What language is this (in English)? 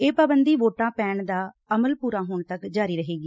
Punjabi